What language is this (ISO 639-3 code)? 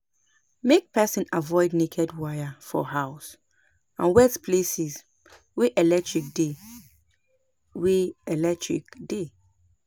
pcm